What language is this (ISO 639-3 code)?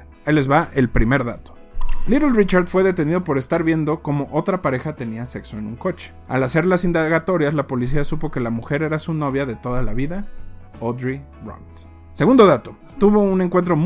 spa